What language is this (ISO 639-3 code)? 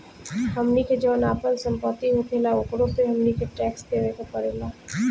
bho